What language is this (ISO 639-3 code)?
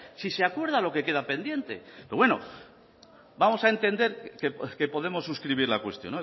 spa